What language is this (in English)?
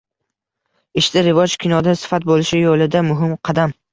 Uzbek